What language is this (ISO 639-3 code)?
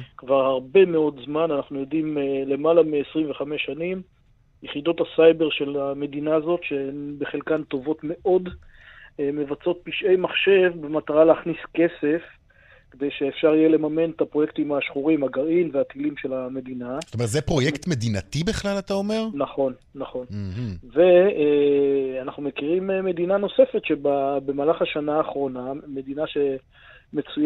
heb